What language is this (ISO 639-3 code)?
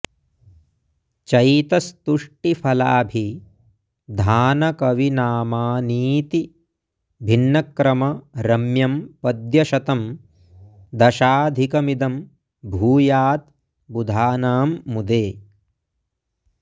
san